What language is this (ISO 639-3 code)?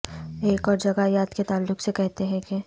urd